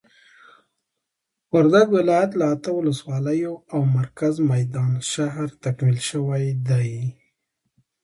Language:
Pashto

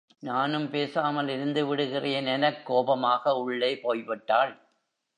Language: Tamil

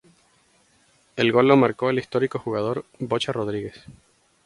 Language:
Spanish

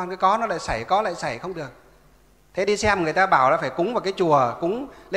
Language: Vietnamese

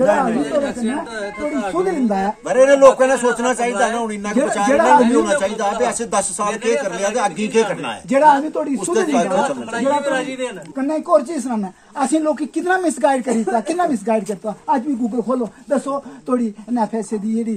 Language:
Hindi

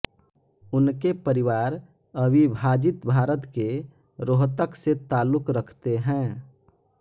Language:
Hindi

